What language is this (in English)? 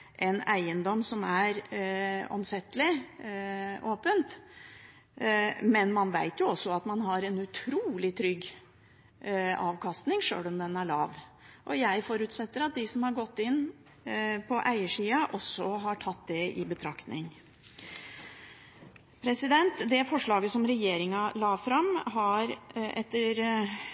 Norwegian Bokmål